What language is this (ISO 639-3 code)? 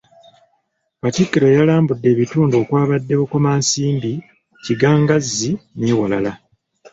lug